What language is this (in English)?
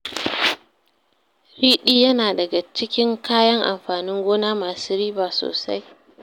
Hausa